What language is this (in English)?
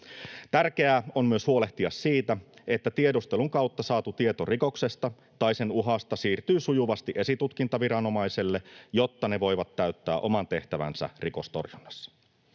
Finnish